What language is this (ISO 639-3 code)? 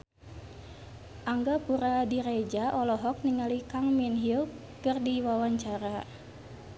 sun